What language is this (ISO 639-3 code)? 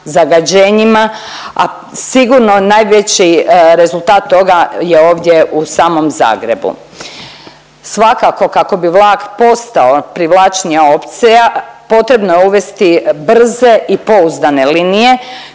hrv